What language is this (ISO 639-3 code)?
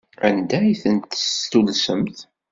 kab